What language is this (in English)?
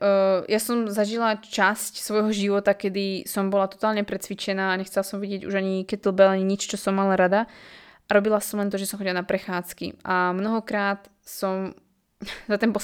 Slovak